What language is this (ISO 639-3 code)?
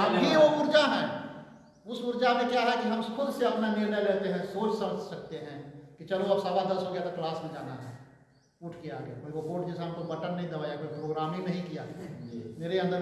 hin